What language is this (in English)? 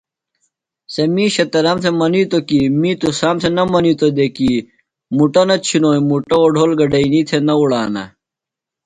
Phalura